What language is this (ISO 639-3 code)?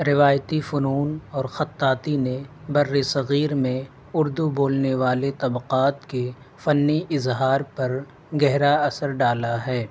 urd